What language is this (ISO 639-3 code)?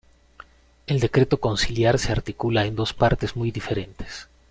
spa